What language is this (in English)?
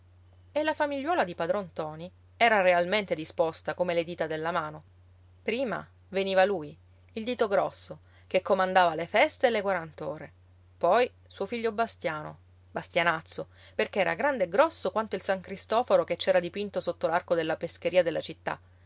Italian